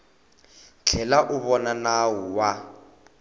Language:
Tsonga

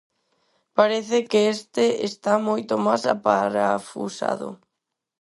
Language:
Galician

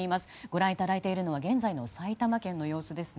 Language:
Japanese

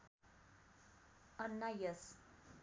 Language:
Nepali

